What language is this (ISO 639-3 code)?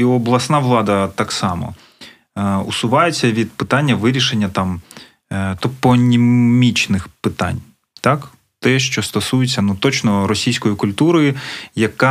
ukr